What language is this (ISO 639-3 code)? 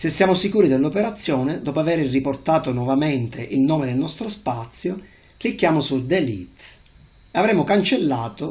ita